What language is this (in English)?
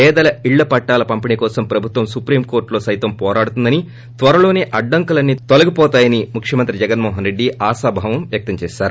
Telugu